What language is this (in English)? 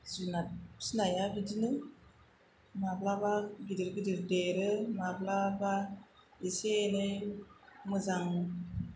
Bodo